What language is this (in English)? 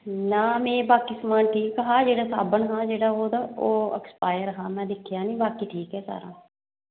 Dogri